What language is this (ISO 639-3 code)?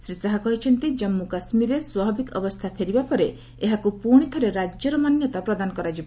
ori